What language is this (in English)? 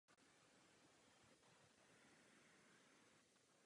Czech